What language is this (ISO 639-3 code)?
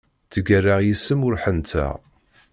kab